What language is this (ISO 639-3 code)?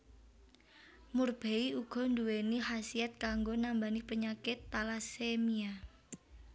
jav